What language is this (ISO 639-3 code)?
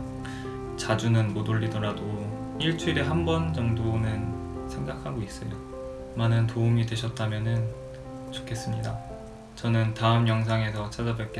kor